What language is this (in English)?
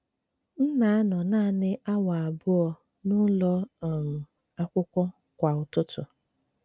Igbo